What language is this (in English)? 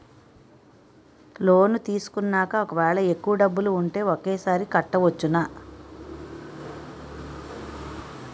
Telugu